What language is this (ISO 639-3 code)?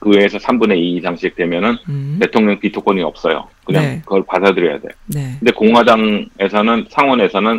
kor